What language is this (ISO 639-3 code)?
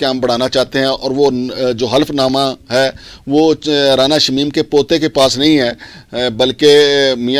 fra